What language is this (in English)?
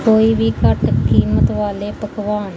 Punjabi